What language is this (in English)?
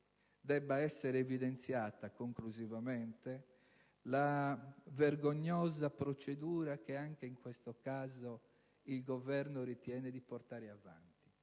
Italian